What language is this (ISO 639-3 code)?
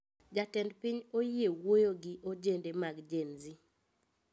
luo